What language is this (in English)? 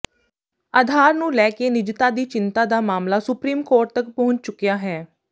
Punjabi